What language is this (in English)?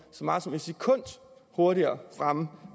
Danish